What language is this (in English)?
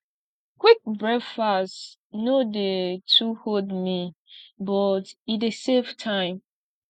Nigerian Pidgin